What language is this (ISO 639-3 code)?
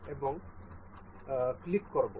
ben